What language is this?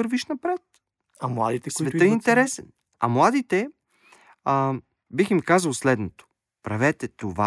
Bulgarian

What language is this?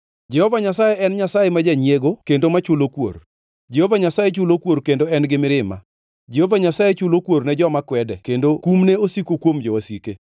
Luo (Kenya and Tanzania)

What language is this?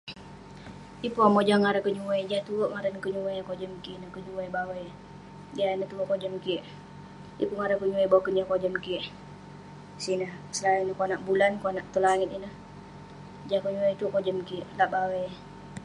Western Penan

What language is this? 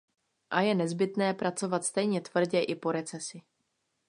Czech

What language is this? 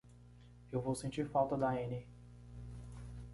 Portuguese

